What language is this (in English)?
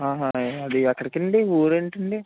Telugu